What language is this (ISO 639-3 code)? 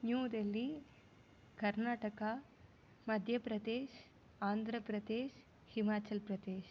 tam